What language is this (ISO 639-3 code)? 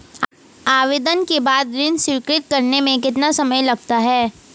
hin